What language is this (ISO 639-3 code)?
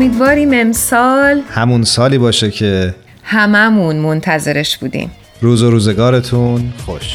fas